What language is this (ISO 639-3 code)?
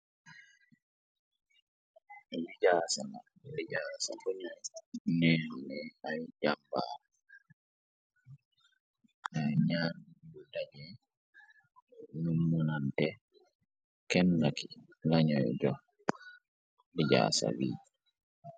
wol